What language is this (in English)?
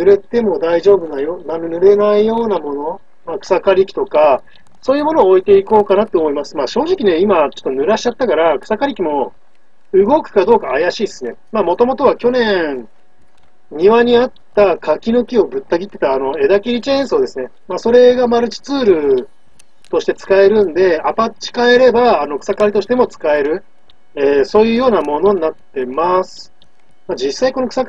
Japanese